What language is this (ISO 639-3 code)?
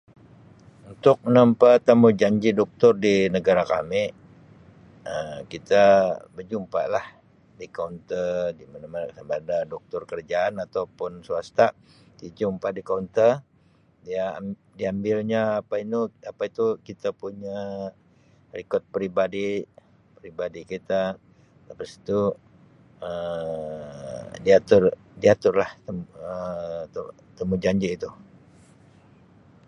msi